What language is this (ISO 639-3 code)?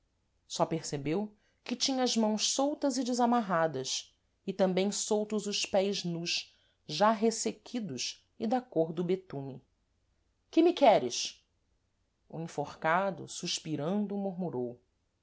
por